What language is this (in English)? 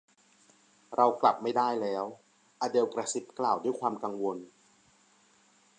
Thai